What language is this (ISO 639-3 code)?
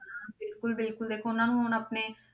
pan